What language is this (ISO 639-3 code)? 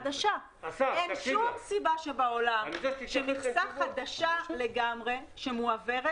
heb